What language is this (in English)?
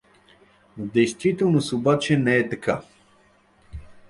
Bulgarian